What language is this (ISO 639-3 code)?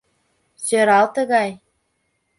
chm